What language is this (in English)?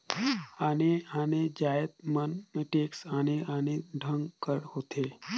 Chhattisgarhi